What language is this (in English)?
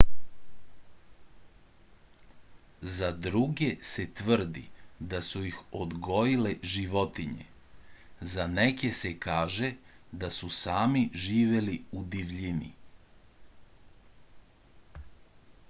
Serbian